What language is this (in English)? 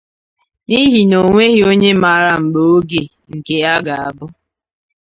Igbo